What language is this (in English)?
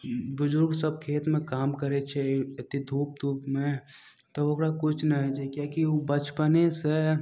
Maithili